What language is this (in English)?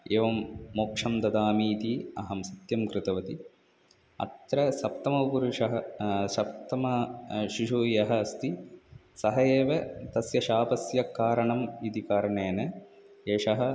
Sanskrit